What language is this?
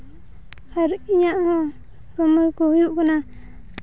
Santali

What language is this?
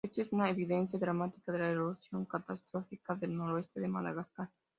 Spanish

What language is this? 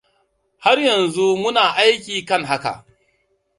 Hausa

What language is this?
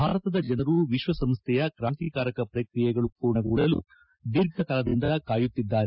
Kannada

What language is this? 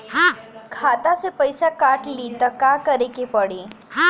Bhojpuri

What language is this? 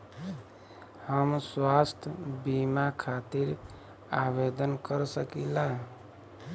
Bhojpuri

